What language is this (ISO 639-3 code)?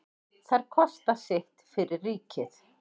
isl